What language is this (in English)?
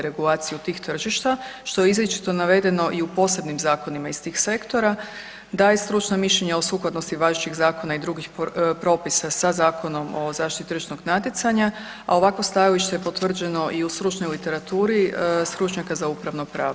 Croatian